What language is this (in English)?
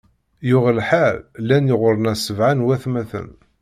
Kabyle